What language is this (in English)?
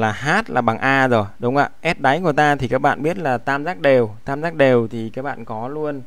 Vietnamese